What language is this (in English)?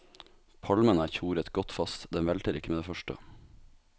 Norwegian